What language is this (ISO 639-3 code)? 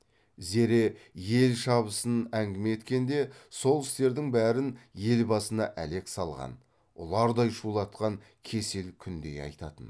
kaz